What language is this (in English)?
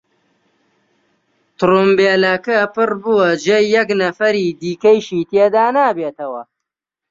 Central Kurdish